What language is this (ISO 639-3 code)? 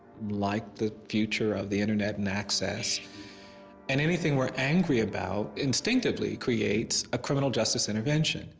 eng